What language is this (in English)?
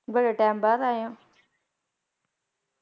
Punjabi